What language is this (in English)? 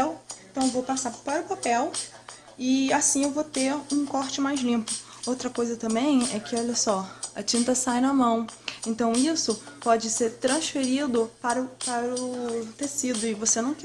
Portuguese